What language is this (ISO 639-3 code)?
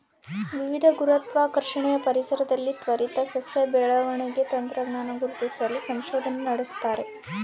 kan